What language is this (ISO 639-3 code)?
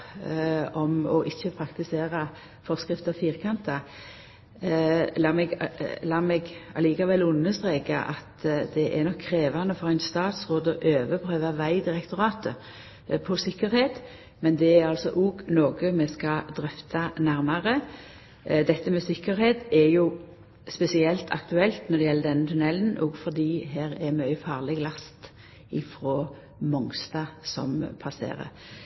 nno